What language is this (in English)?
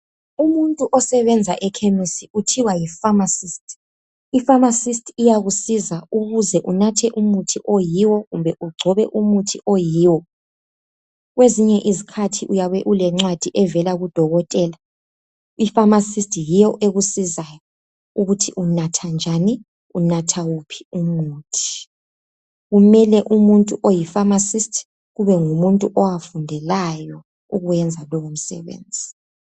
North Ndebele